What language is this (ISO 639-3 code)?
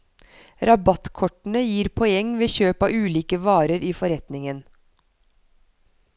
nor